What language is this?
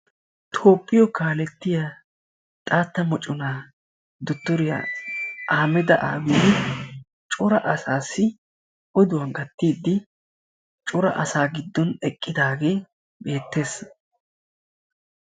Wolaytta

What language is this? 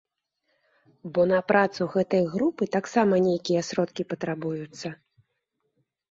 Belarusian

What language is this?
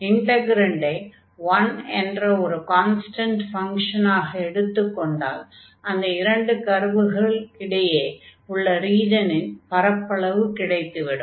Tamil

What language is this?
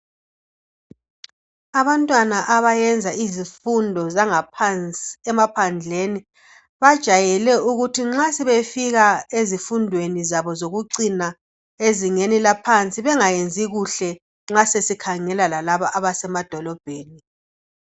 North Ndebele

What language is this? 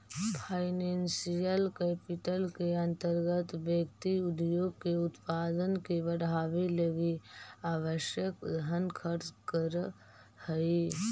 Magahi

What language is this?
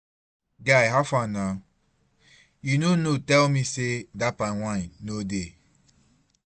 Nigerian Pidgin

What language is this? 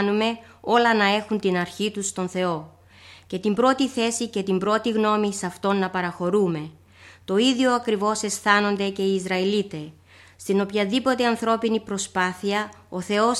Greek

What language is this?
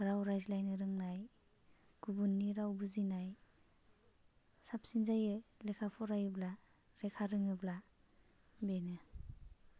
Bodo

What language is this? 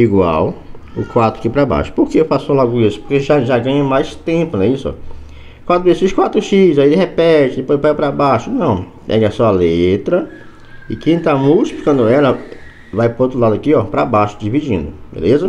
Portuguese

